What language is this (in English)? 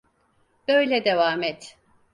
Turkish